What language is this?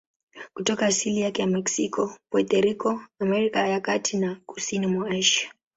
Swahili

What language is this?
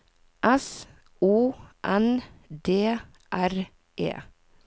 Norwegian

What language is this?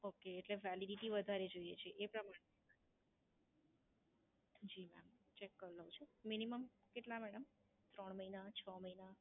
Gujarati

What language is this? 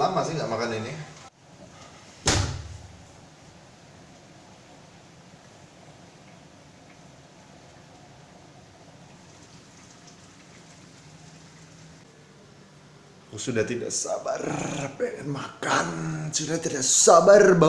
Indonesian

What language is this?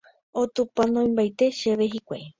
Guarani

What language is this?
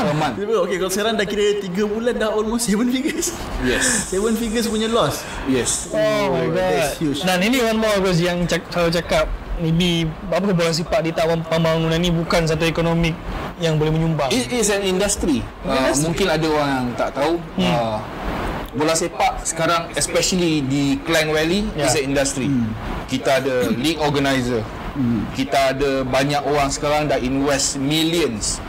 Malay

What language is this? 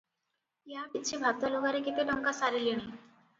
Odia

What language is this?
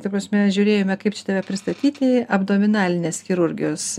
Lithuanian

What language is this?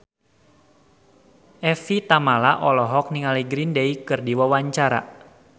Sundanese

